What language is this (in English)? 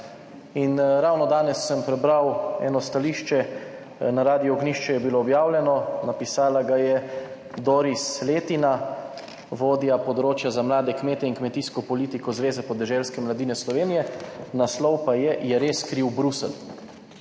Slovenian